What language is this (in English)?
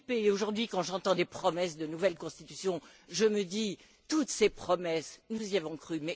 French